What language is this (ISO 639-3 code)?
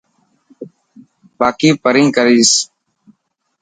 mki